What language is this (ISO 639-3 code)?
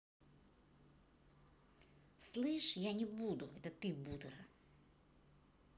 rus